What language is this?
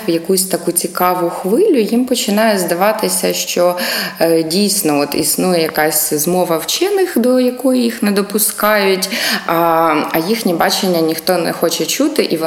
Ukrainian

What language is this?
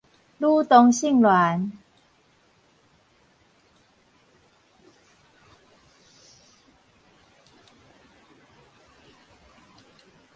Min Nan Chinese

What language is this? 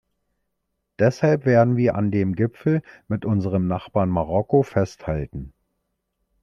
German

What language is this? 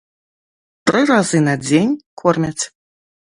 Belarusian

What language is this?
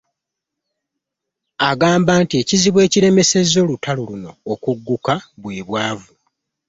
Ganda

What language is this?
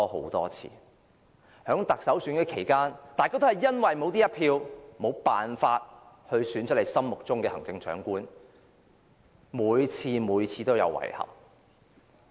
Cantonese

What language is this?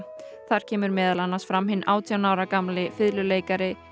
Icelandic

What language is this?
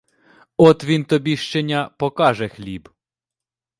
Ukrainian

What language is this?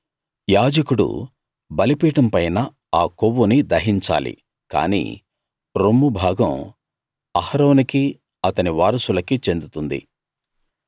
Telugu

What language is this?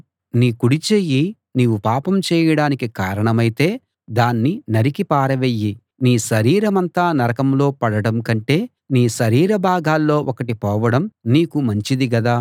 Telugu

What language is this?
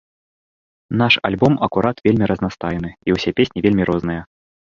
Belarusian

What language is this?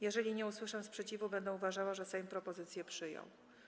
Polish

